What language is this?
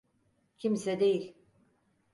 Turkish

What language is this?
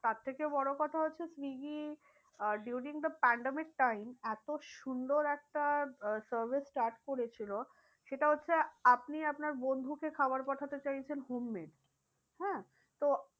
Bangla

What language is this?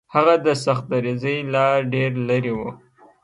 Pashto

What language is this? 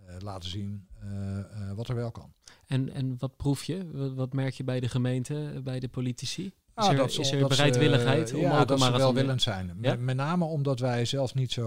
Dutch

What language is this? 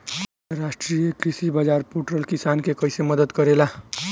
Bhojpuri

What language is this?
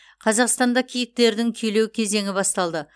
Kazakh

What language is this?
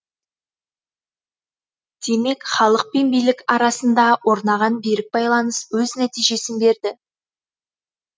Kazakh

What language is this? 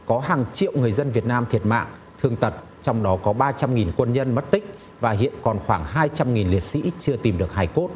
Vietnamese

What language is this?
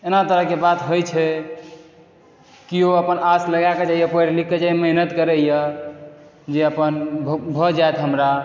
Maithili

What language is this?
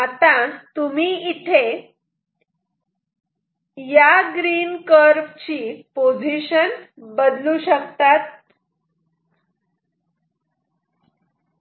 Marathi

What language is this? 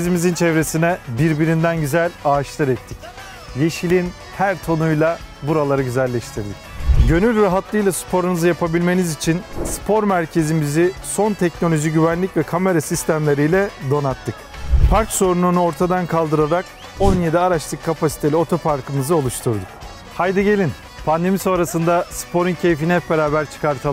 Turkish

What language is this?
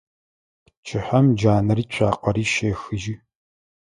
Adyghe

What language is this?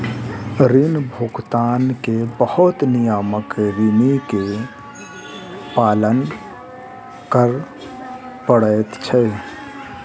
Maithili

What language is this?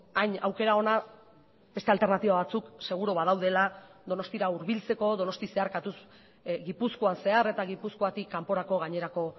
Basque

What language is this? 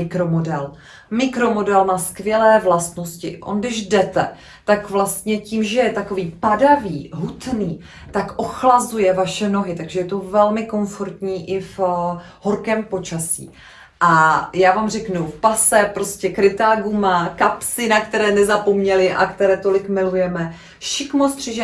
Czech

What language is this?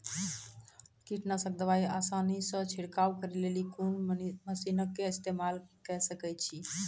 Maithili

